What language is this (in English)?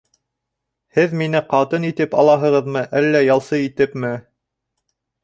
Bashkir